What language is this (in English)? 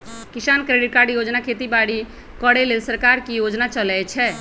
Magahi